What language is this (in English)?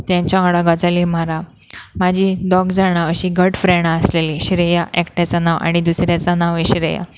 Konkani